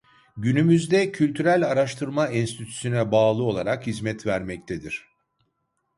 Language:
Turkish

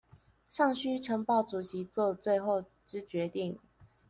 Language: Chinese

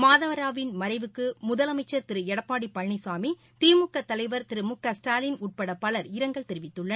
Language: Tamil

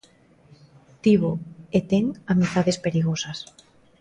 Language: Galician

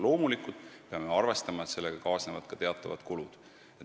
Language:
Estonian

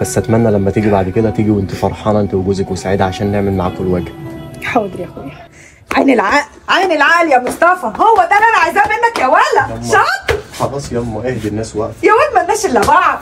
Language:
Arabic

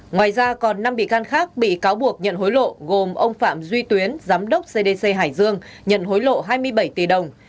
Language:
Vietnamese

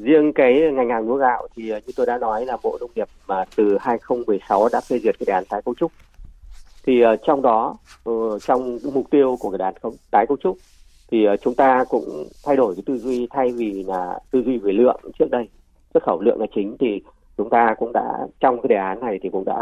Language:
Vietnamese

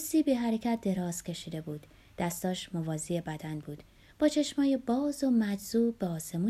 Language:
Persian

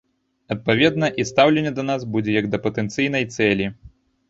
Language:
Belarusian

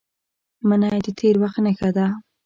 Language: Pashto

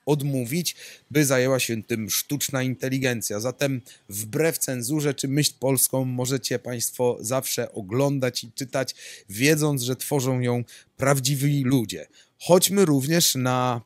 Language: Polish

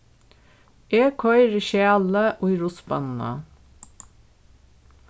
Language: Faroese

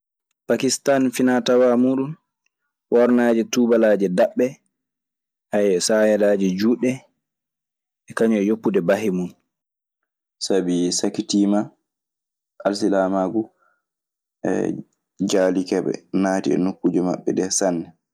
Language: Maasina Fulfulde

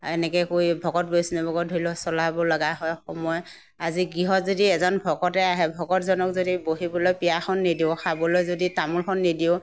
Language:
Assamese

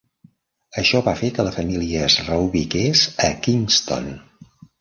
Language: Catalan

